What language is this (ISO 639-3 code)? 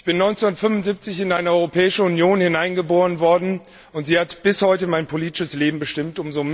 deu